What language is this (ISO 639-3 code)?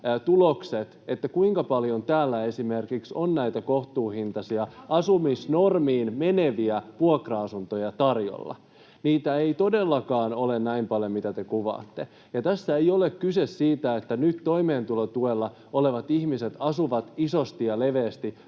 fin